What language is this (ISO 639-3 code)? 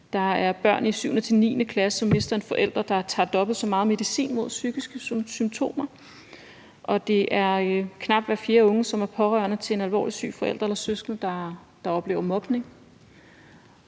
dan